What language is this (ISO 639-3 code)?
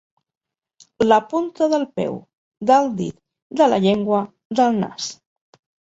cat